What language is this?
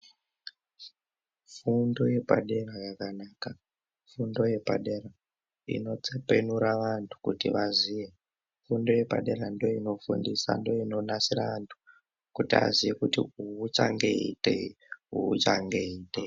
Ndau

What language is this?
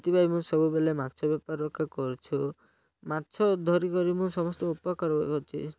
Odia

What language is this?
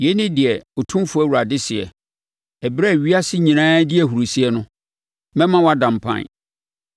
Akan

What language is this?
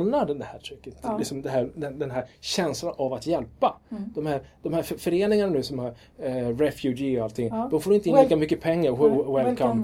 Swedish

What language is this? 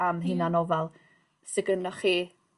Welsh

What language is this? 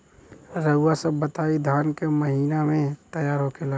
Bhojpuri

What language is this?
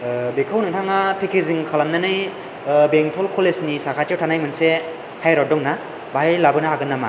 Bodo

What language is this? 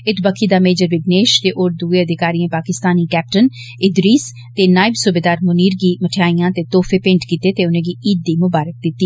Dogri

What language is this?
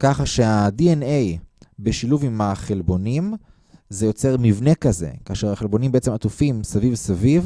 Hebrew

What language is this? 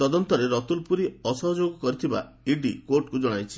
Odia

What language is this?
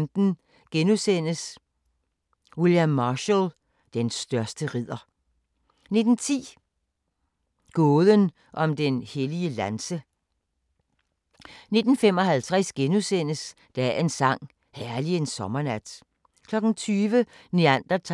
Danish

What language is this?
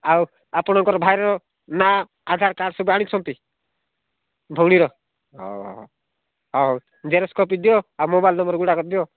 Odia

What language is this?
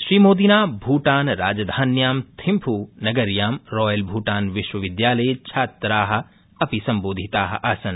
Sanskrit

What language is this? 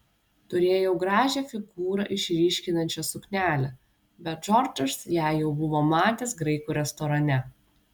Lithuanian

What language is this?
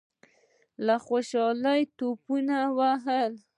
Pashto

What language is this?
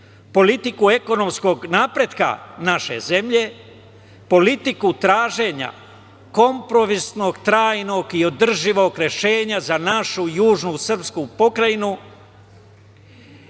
Serbian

